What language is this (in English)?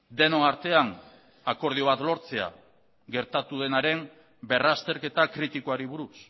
Basque